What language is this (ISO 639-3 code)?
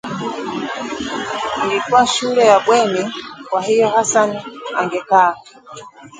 swa